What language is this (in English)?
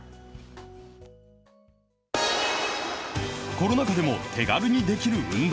Japanese